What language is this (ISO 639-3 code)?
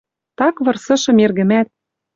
mrj